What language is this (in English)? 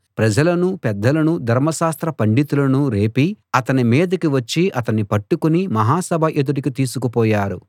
Telugu